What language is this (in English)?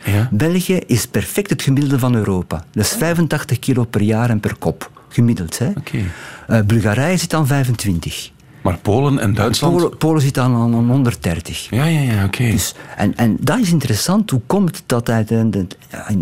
Dutch